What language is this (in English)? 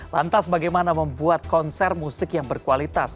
Indonesian